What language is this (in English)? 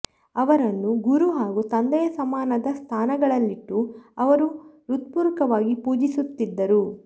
Kannada